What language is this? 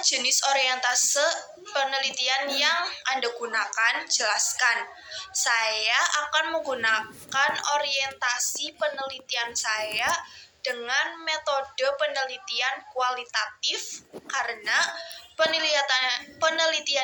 Indonesian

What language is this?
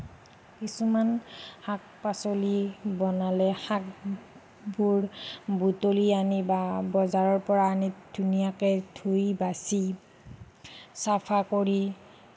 Assamese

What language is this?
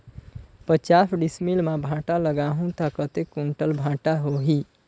Chhattisgarhi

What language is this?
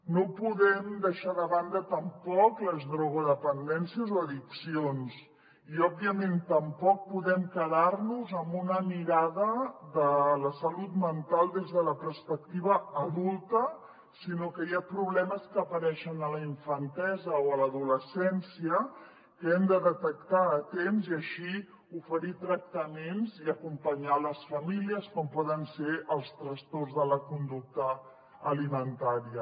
Catalan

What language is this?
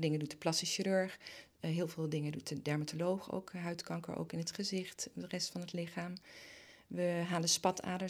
Dutch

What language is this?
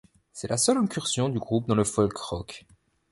French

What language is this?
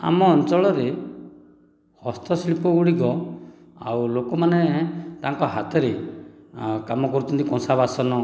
Odia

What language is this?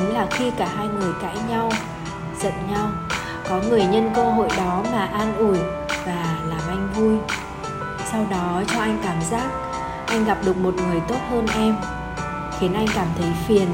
Vietnamese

